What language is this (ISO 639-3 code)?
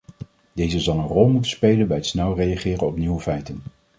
nld